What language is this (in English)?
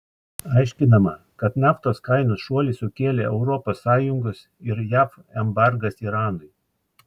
Lithuanian